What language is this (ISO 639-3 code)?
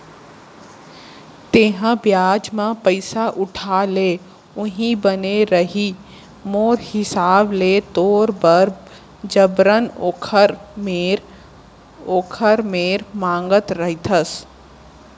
hne